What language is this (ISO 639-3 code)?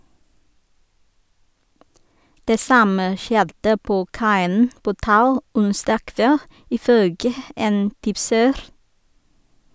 nor